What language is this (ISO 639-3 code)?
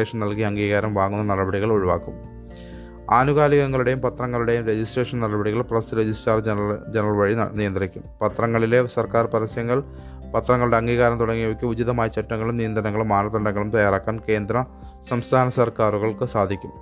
mal